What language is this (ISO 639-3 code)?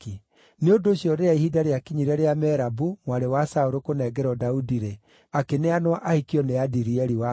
kik